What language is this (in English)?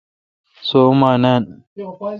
Kalkoti